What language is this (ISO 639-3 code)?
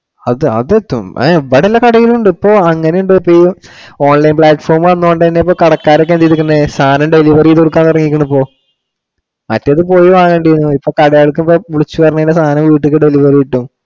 mal